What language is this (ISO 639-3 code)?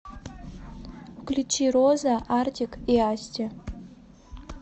rus